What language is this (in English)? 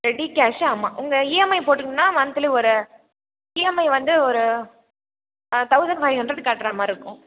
Tamil